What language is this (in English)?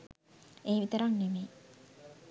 Sinhala